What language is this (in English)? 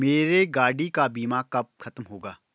Hindi